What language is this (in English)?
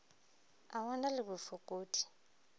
Northern Sotho